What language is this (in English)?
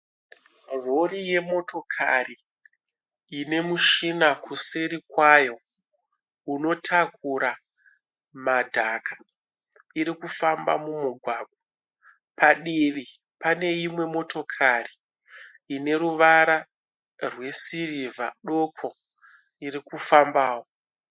Shona